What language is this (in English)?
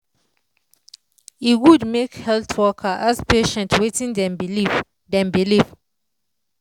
Nigerian Pidgin